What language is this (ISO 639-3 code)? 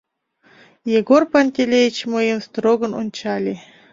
chm